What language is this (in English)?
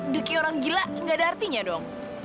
Indonesian